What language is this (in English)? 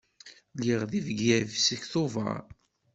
Kabyle